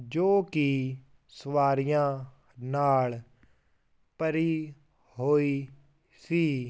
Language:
Punjabi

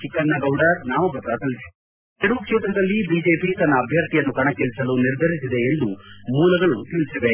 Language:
Kannada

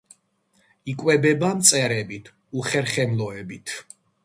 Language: Georgian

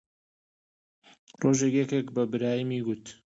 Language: Central Kurdish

